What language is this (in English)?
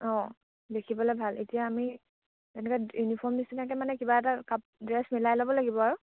Assamese